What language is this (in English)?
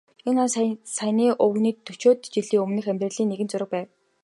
Mongolian